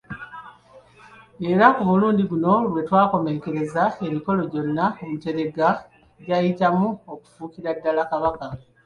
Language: Ganda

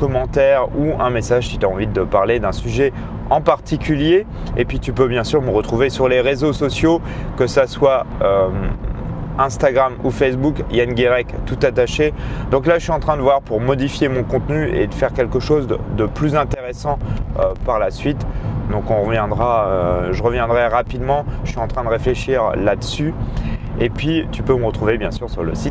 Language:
French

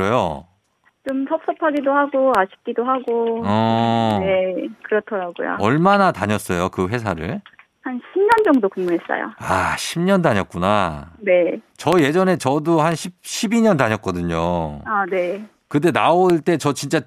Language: Korean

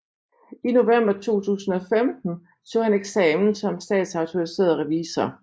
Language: Danish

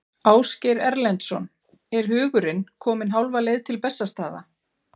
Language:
Icelandic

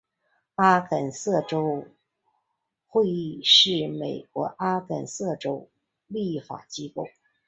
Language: Chinese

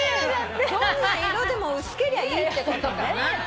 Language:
Japanese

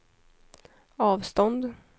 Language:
Swedish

